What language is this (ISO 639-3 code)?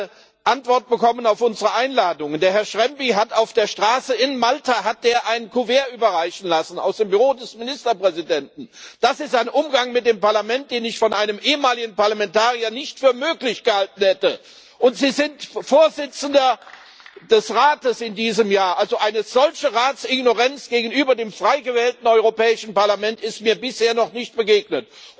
deu